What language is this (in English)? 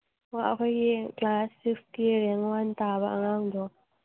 Manipuri